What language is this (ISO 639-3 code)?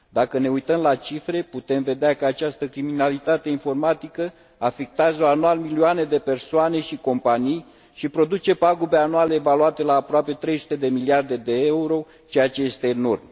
ron